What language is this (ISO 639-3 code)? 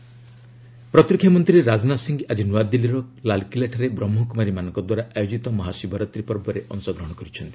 ori